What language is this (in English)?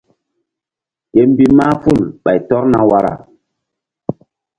Mbum